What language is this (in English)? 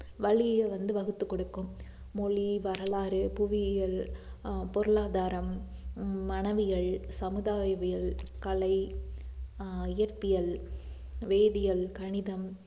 Tamil